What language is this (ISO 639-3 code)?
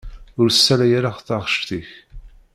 kab